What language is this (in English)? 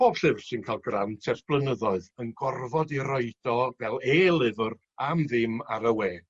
Welsh